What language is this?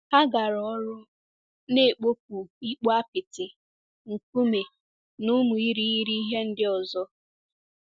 Igbo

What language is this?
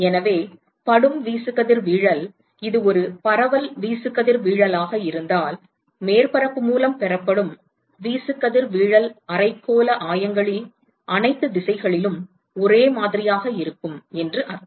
Tamil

